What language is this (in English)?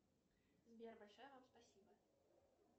Russian